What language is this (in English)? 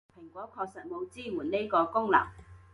Cantonese